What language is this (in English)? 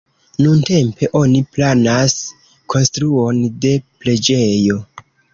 Esperanto